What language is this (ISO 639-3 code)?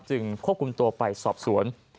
tha